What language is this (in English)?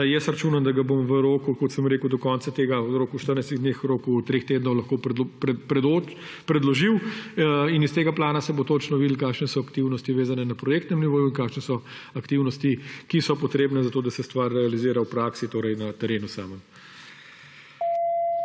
Slovenian